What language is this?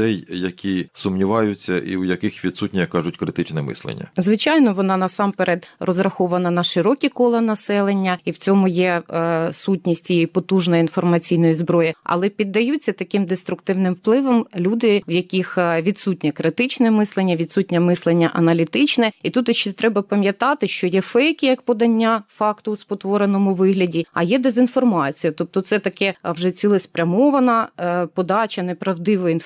Ukrainian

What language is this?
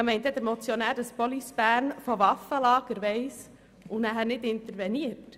Swiss German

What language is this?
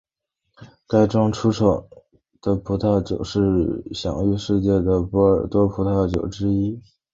Chinese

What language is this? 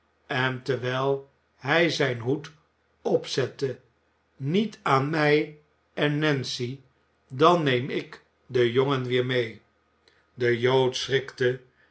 Dutch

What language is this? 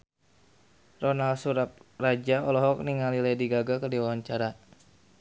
Sundanese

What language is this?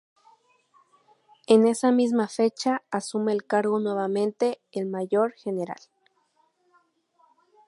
Spanish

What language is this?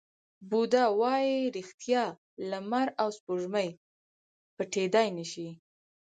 Pashto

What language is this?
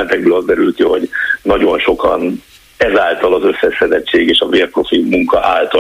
Hungarian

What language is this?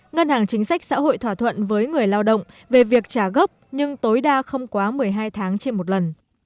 Vietnamese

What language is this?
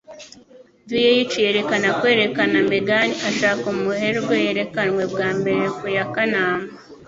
Kinyarwanda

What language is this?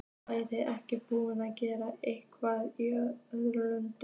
Icelandic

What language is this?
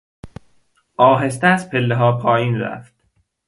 Persian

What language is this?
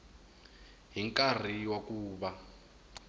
Tsonga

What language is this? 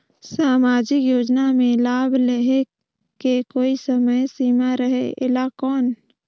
Chhattisgarhi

